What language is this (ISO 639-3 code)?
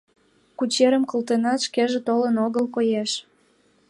chm